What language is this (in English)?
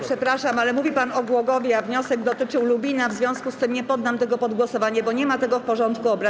Polish